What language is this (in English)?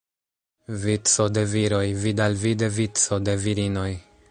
Esperanto